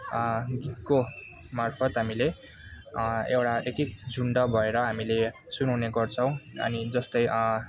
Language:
Nepali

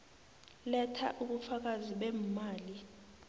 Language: South Ndebele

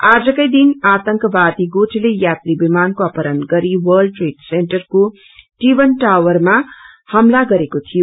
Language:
Nepali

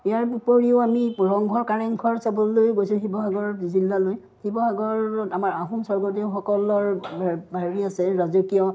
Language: Assamese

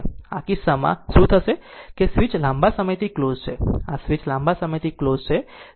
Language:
Gujarati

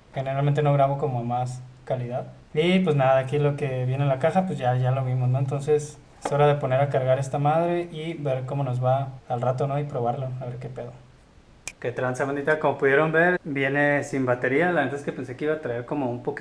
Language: Spanish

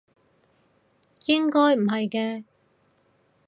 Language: Cantonese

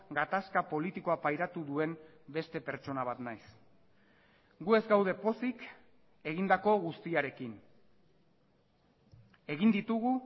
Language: Basque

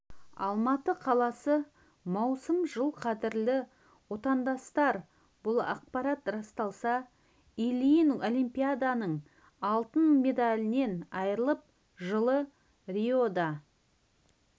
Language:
Kazakh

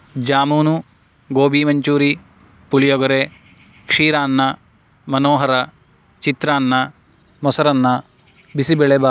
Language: Sanskrit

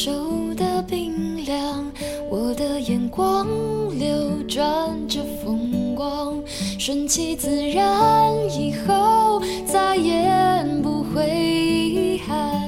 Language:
Chinese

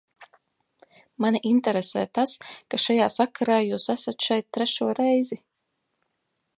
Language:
Latvian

